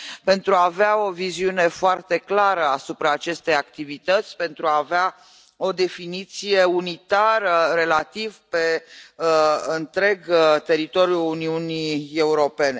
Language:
Romanian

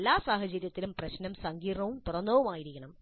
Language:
Malayalam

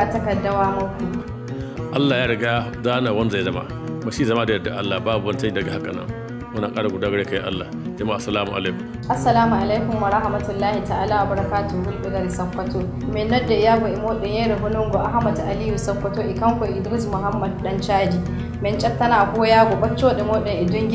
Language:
Arabic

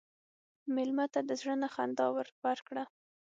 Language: Pashto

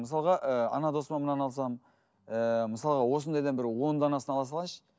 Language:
Kazakh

